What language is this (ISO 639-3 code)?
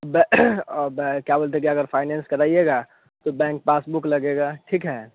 hin